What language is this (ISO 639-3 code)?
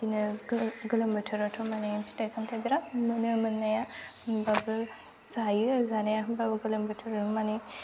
brx